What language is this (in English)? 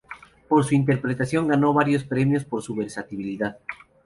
Spanish